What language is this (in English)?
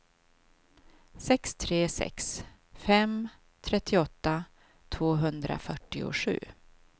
Swedish